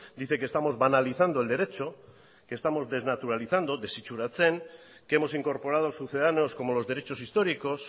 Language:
Spanish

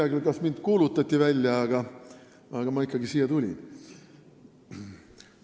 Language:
Estonian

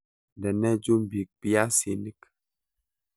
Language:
Kalenjin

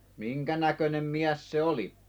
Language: Finnish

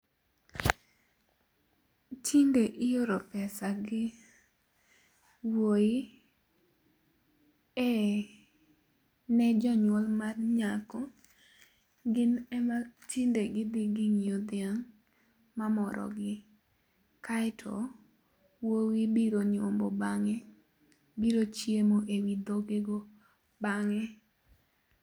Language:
Luo (Kenya and Tanzania)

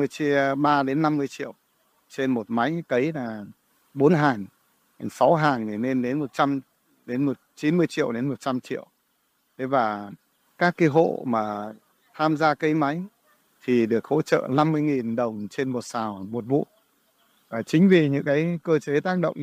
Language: Vietnamese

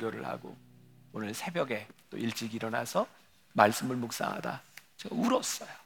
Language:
Korean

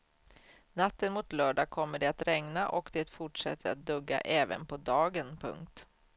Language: Swedish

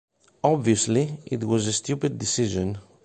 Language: English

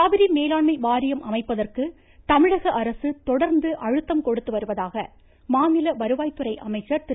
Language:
Tamil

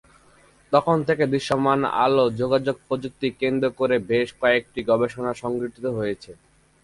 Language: Bangla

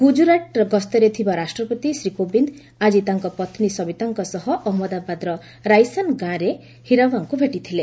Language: Odia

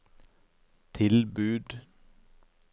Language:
Norwegian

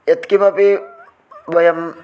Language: Sanskrit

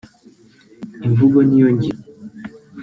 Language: Kinyarwanda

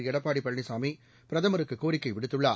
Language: Tamil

